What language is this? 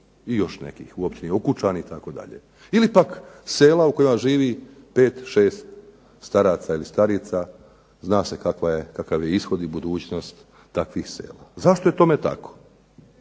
Croatian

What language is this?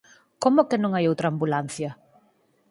Galician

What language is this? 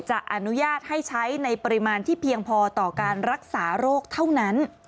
Thai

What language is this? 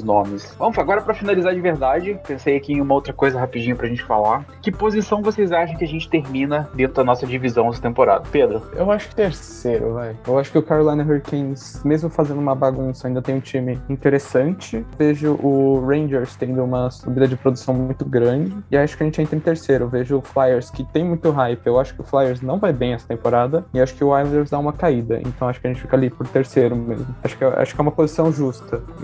Portuguese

